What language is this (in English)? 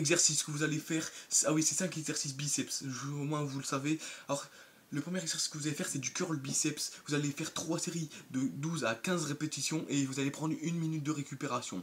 French